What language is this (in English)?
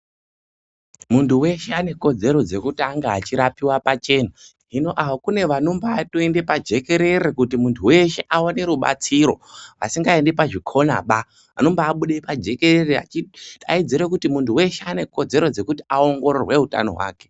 Ndau